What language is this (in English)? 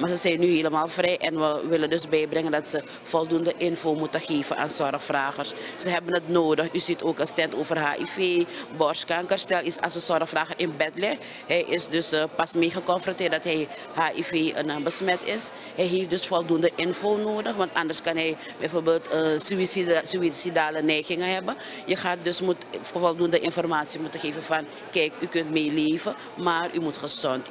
Dutch